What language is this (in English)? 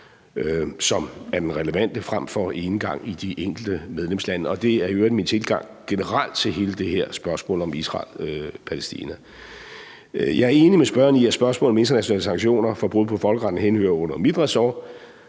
Danish